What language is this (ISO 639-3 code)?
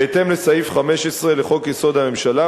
heb